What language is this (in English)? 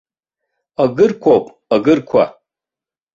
Abkhazian